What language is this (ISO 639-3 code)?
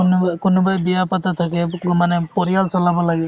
asm